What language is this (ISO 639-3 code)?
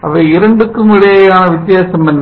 tam